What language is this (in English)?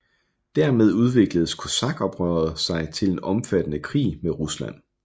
Danish